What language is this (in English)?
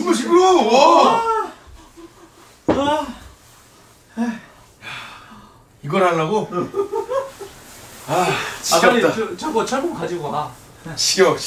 Korean